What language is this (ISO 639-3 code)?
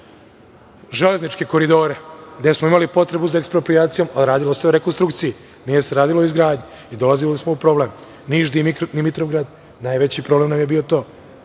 srp